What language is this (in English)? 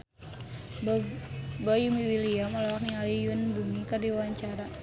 Sundanese